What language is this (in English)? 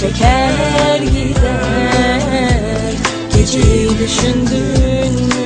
Turkish